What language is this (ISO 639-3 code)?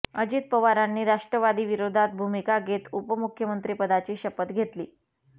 mar